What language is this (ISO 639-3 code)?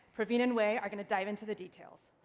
eng